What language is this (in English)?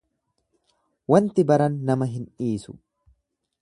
Oromo